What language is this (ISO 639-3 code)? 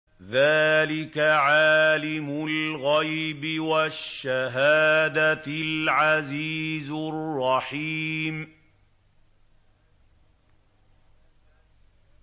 ara